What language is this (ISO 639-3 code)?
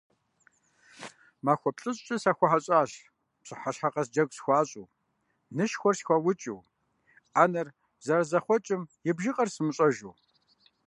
kbd